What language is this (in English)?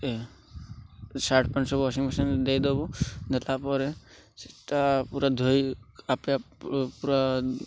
Odia